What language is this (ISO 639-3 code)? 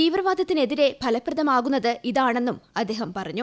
mal